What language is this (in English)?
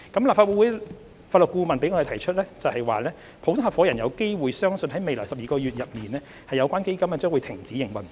Cantonese